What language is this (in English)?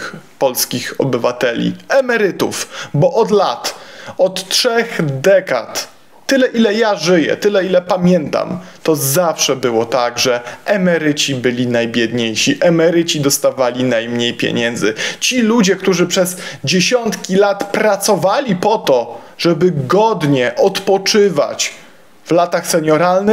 Polish